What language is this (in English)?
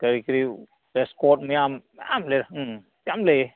Manipuri